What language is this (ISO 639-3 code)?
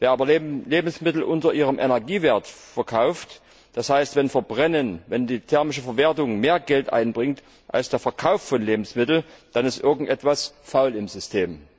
deu